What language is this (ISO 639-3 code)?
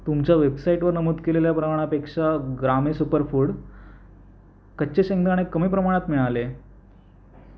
mar